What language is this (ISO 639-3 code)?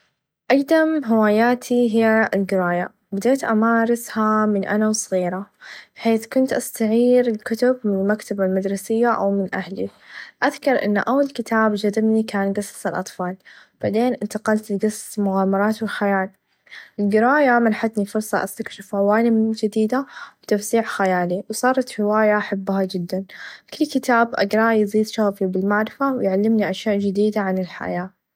ars